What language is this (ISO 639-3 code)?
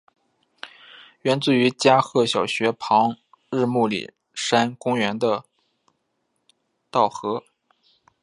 zho